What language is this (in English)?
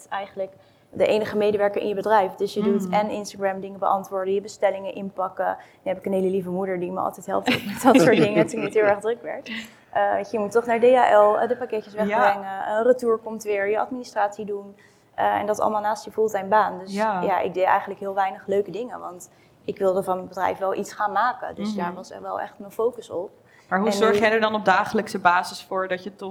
Dutch